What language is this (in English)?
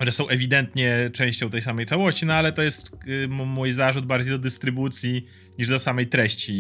Polish